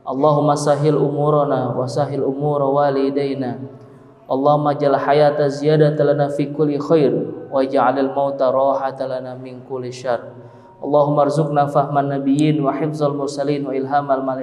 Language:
Indonesian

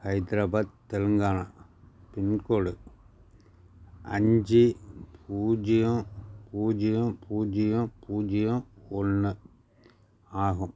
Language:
Tamil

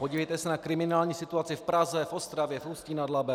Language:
Czech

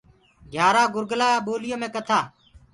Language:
Gurgula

